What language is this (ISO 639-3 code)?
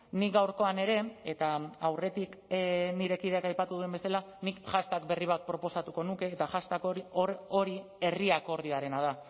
eus